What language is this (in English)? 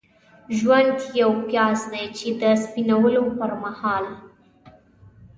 Pashto